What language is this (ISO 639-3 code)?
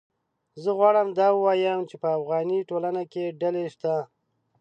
pus